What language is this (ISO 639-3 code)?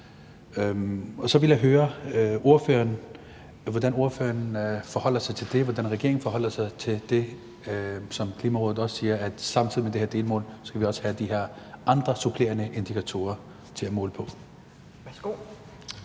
dan